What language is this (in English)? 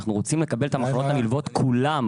Hebrew